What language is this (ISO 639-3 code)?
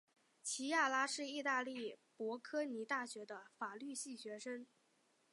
zho